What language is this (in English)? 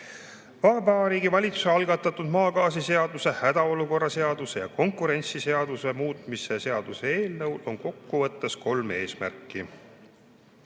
Estonian